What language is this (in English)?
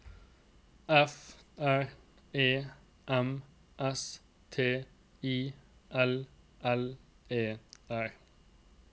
Norwegian